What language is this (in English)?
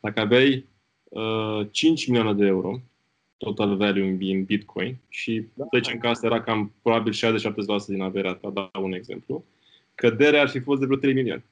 Romanian